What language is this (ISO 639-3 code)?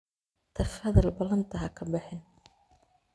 som